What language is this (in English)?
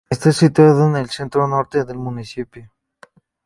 Spanish